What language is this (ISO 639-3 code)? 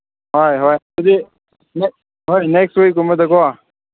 mni